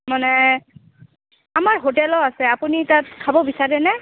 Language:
Assamese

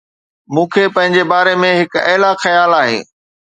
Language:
Sindhi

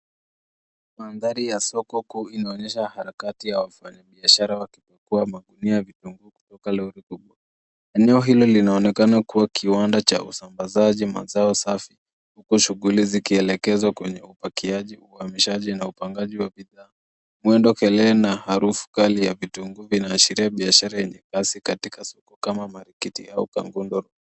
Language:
Swahili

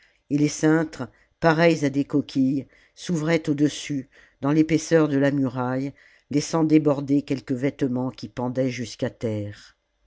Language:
French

